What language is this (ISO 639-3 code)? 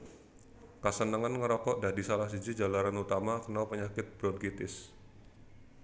jav